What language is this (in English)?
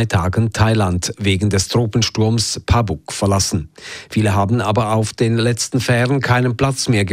German